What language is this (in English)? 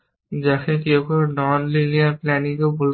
Bangla